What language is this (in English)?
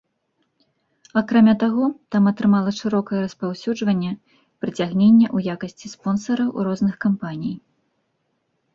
Belarusian